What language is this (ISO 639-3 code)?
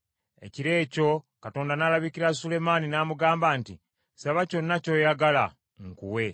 lug